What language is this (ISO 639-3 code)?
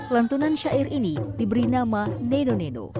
ind